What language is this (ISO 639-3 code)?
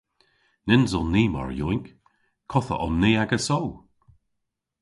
cor